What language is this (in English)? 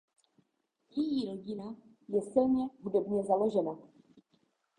Czech